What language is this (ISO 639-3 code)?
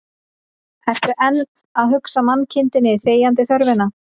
isl